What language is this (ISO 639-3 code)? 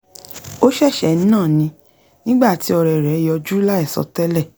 yor